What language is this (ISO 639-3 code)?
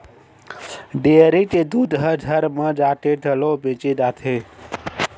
hne